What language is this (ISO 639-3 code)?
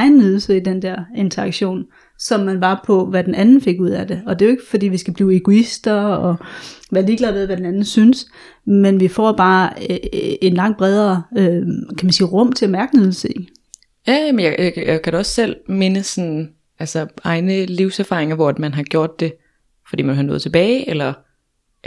dan